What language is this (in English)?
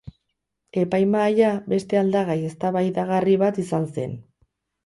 Basque